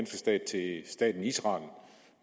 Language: Danish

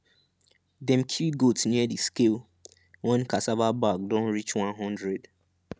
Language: Nigerian Pidgin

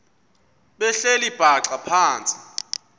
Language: Xhosa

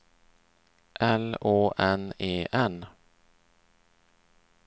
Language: Swedish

